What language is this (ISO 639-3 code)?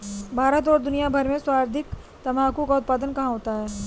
hin